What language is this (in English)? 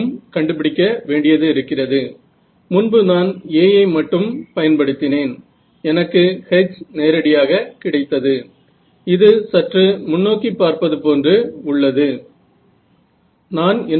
Marathi